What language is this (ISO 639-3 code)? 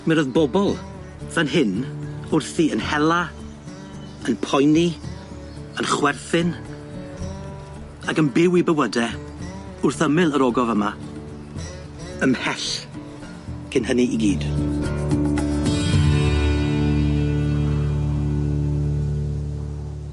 cym